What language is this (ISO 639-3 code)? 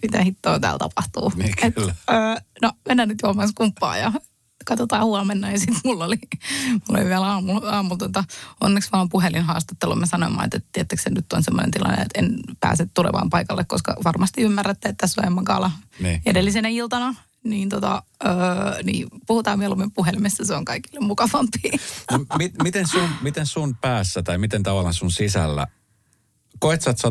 fin